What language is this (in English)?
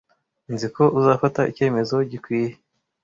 Kinyarwanda